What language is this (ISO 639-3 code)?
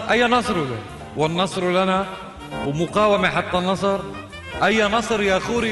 ara